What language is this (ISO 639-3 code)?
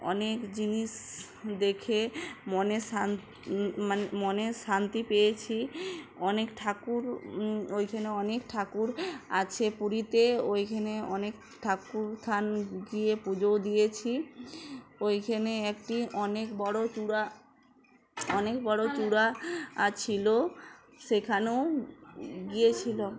ben